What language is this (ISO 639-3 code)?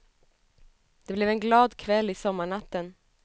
swe